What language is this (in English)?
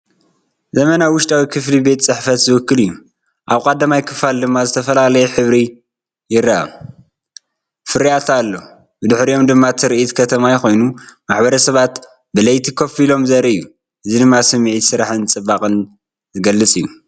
Tigrinya